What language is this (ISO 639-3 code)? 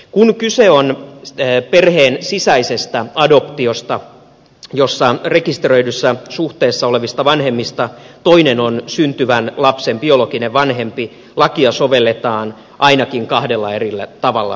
fin